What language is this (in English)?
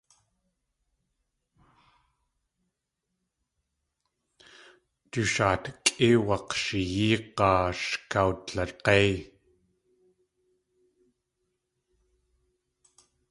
Tlingit